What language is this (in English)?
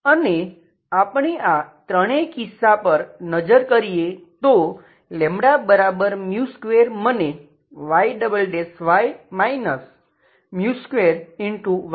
Gujarati